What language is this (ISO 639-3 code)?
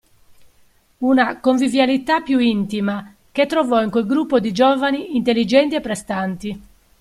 ita